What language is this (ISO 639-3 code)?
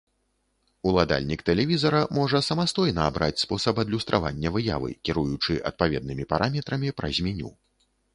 bel